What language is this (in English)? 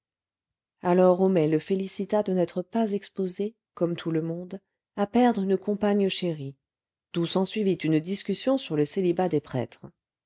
French